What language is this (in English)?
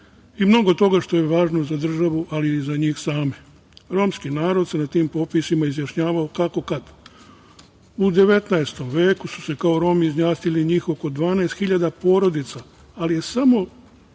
Serbian